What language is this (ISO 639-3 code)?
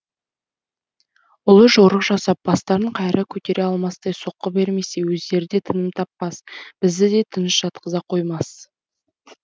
kaz